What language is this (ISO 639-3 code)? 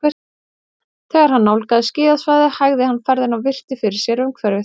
isl